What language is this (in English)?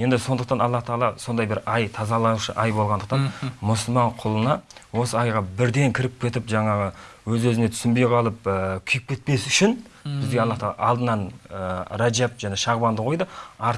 Turkish